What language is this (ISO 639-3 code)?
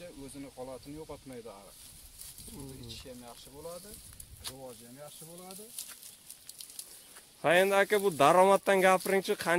tur